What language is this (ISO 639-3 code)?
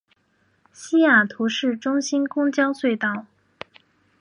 zho